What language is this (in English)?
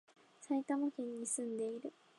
Japanese